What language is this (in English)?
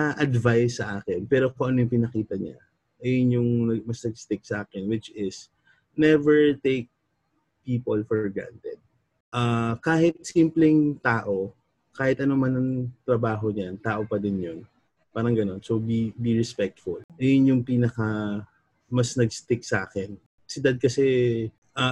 Filipino